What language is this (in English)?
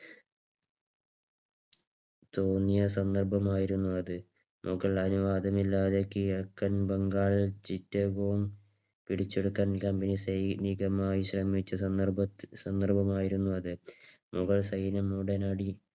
Malayalam